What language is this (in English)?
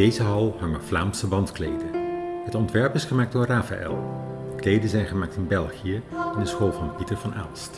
Dutch